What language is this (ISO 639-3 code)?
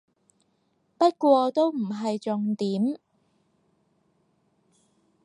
yue